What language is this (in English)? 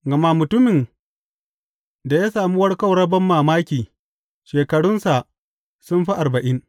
Hausa